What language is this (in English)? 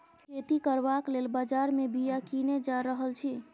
Maithili